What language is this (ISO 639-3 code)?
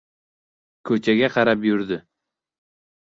uzb